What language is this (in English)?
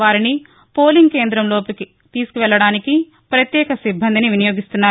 Telugu